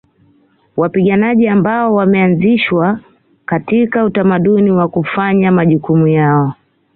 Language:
Swahili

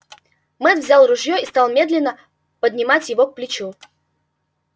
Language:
Russian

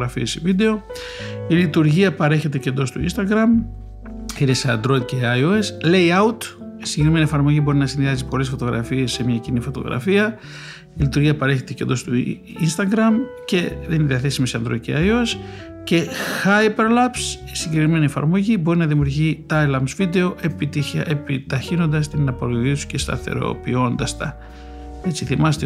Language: Greek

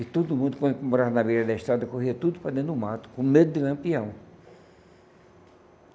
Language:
Portuguese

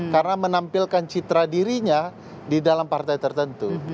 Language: Indonesian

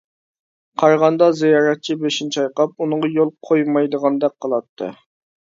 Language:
Uyghur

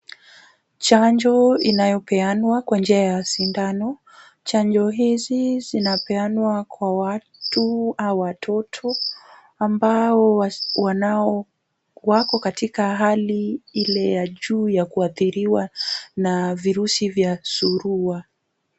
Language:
Swahili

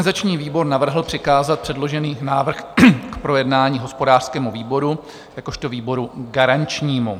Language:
Czech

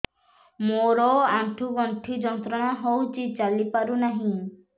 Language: Odia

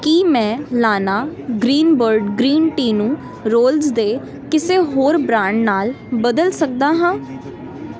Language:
Punjabi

